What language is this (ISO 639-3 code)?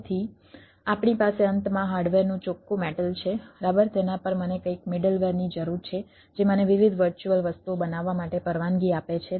guj